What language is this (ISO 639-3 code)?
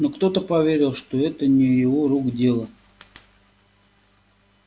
rus